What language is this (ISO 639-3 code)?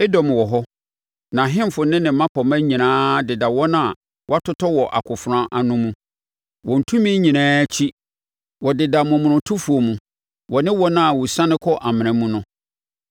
aka